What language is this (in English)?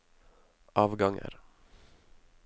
Norwegian